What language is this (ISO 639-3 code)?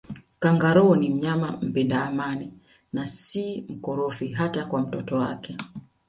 swa